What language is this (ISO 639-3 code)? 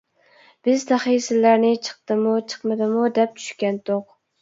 uig